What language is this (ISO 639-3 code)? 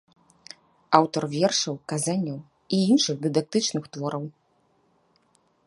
bel